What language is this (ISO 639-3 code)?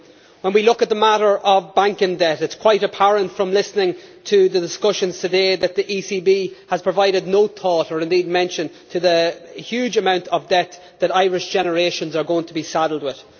eng